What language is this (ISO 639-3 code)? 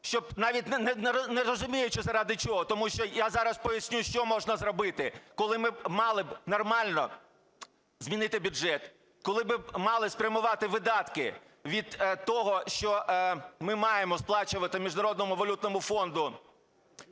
ukr